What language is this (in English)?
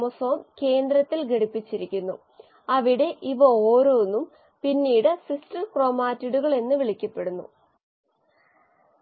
Malayalam